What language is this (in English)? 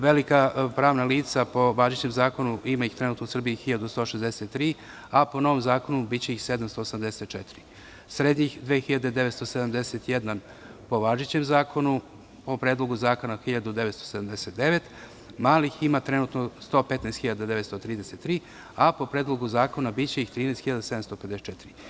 Serbian